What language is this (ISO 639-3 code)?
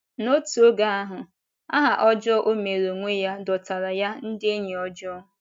ibo